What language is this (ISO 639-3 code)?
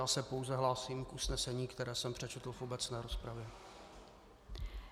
ces